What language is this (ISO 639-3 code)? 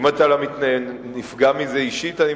heb